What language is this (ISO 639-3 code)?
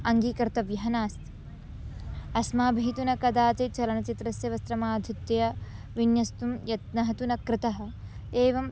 san